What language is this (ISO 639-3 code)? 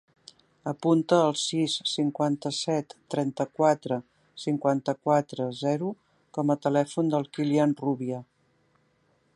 cat